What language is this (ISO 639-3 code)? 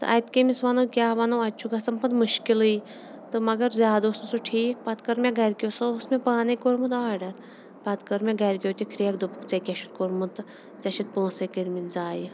kas